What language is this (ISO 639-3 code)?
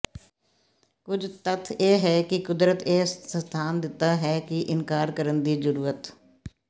pan